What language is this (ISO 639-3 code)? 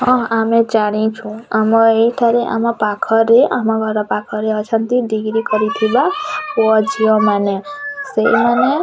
ori